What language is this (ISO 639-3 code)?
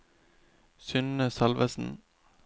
nor